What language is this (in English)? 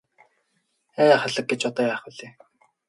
Mongolian